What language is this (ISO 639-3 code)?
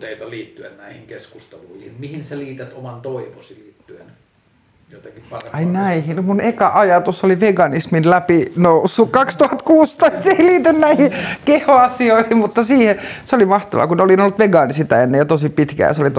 fin